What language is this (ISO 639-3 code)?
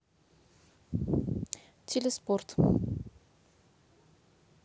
rus